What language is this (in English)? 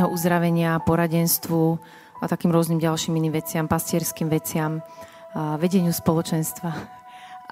Slovak